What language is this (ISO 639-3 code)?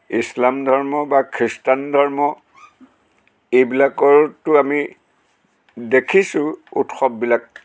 asm